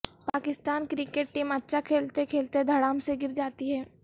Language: Urdu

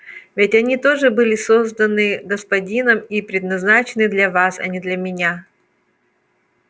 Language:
Russian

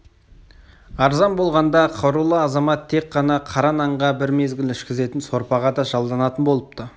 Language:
Kazakh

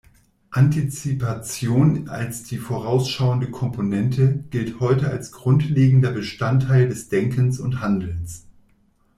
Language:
German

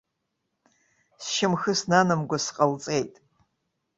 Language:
Abkhazian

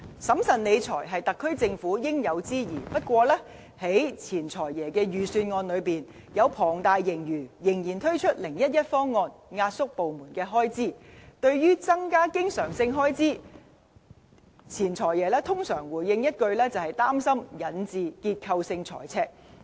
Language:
Cantonese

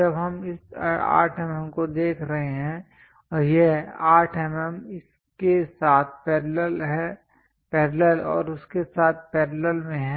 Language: Hindi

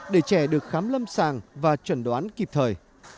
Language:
Vietnamese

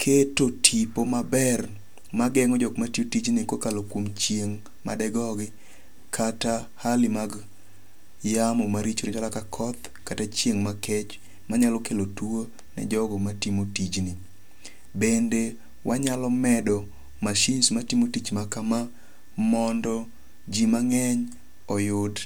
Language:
Luo (Kenya and Tanzania)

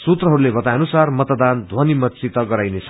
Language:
Nepali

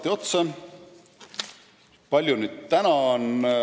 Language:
Estonian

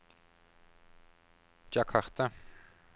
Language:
Norwegian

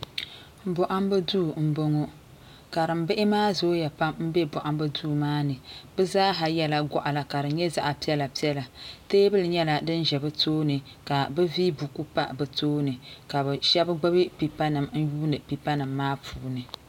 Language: Dagbani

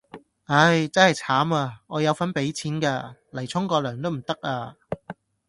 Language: Cantonese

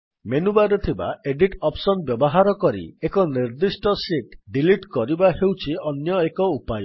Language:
Odia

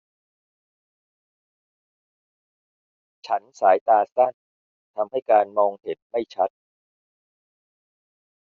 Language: Thai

